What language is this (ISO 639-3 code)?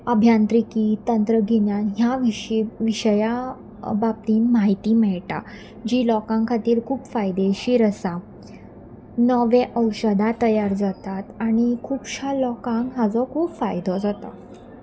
kok